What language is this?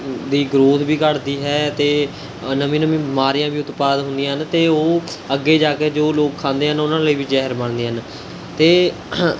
Punjabi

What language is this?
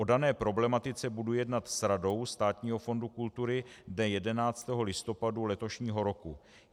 Czech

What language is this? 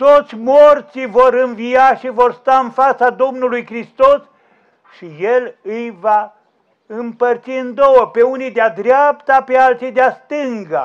Romanian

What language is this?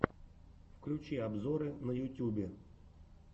Russian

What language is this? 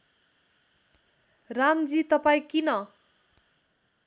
Nepali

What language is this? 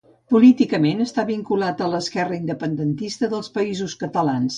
Catalan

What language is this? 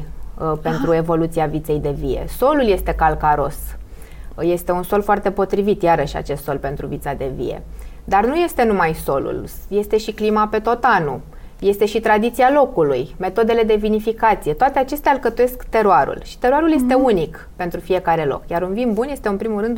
Romanian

